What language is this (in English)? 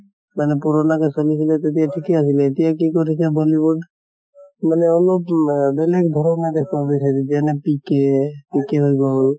Assamese